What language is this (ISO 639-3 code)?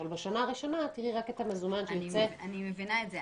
heb